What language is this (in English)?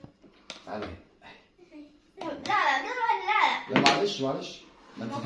Arabic